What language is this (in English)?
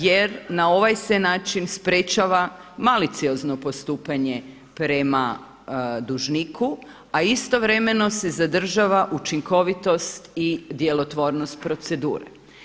Croatian